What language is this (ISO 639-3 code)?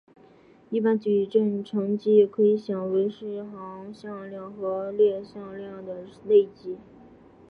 zho